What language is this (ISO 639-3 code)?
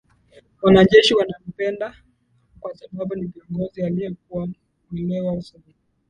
swa